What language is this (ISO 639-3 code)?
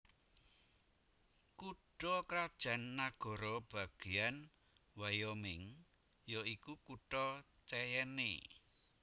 jav